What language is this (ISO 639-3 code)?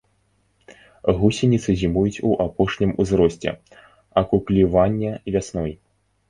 bel